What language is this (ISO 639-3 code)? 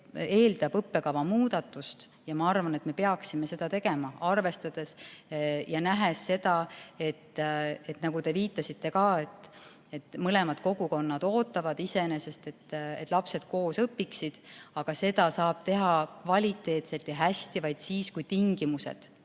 est